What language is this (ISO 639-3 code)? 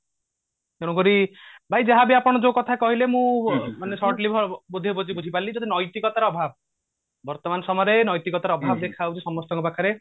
ori